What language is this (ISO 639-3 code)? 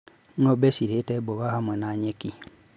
kik